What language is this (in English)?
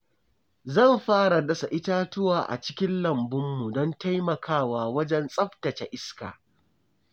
Hausa